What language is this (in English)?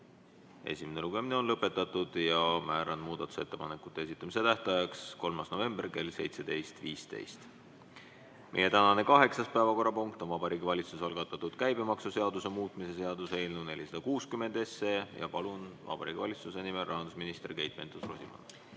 Estonian